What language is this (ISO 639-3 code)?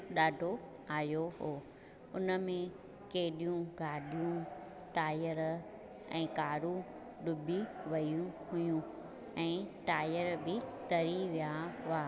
snd